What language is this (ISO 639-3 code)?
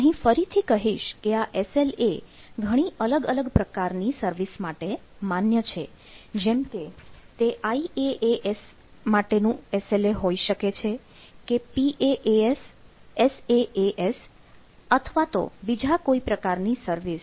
guj